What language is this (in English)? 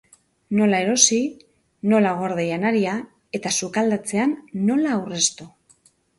Basque